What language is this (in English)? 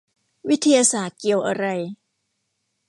Thai